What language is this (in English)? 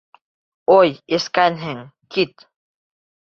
Bashkir